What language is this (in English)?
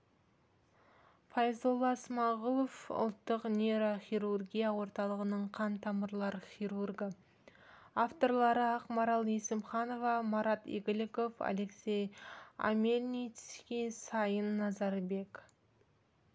Kazakh